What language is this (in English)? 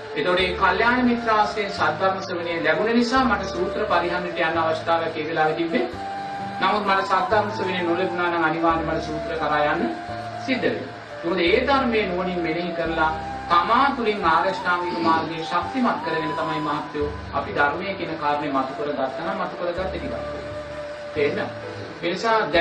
Sinhala